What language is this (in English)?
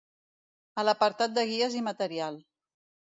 Catalan